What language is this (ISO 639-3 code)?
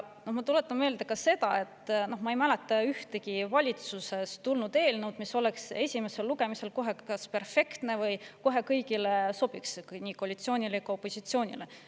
est